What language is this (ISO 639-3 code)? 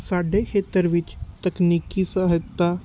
pan